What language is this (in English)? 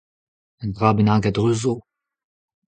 Breton